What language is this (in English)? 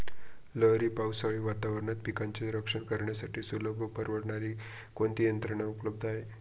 Marathi